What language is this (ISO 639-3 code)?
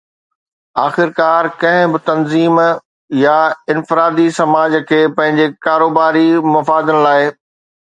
snd